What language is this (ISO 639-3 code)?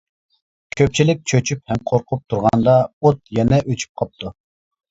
uig